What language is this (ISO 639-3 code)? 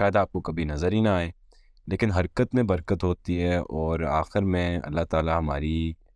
urd